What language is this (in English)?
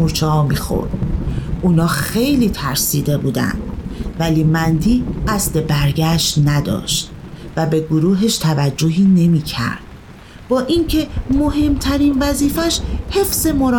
Persian